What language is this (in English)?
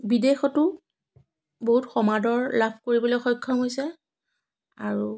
Assamese